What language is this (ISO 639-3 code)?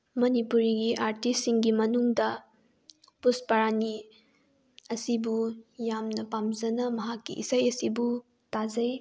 mni